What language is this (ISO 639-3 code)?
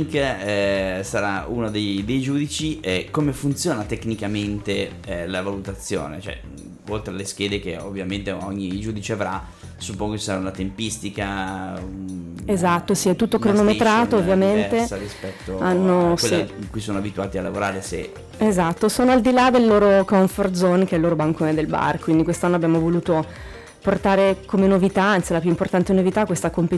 ita